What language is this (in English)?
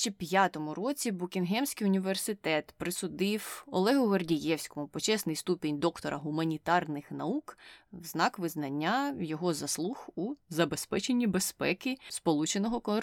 Ukrainian